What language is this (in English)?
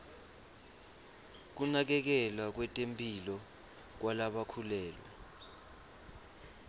Swati